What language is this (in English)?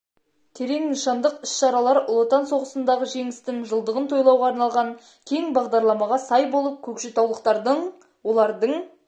Kazakh